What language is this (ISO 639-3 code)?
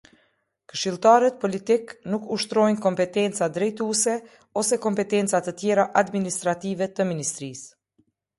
sqi